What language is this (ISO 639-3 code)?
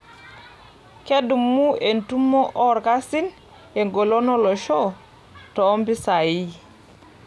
mas